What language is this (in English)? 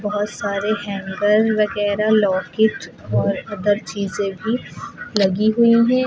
Hindi